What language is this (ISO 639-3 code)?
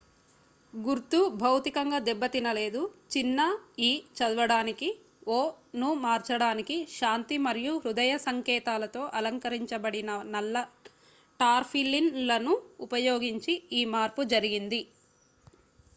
tel